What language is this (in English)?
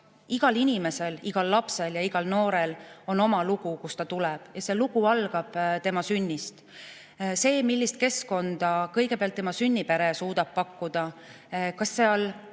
Estonian